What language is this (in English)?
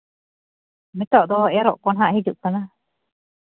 Santali